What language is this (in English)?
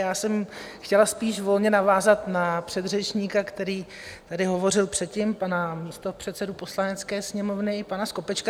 Czech